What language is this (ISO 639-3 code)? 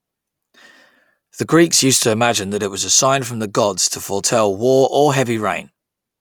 eng